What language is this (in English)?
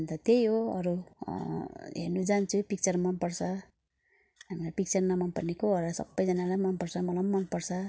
Nepali